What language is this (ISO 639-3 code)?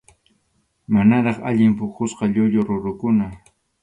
qxu